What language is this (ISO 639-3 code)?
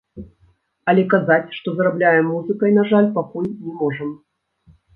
bel